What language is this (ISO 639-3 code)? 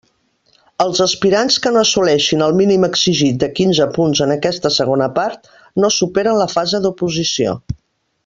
cat